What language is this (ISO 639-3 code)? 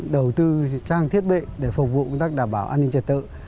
vie